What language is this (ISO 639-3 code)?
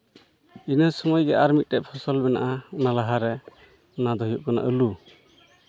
sat